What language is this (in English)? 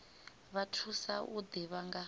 Venda